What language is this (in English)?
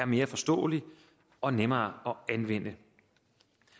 Danish